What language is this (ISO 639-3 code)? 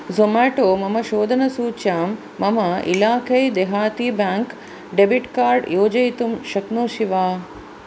san